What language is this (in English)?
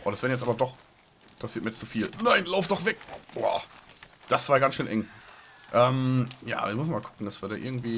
German